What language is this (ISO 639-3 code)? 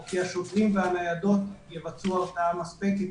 heb